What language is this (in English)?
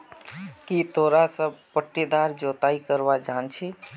Magahi